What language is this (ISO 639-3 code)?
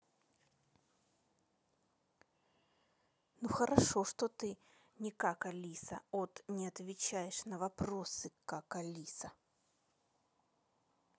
rus